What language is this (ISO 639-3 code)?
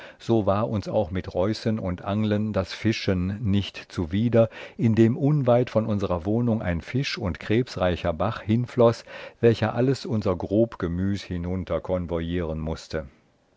deu